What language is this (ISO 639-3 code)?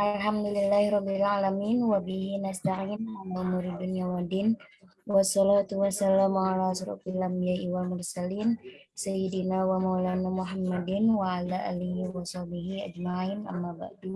ind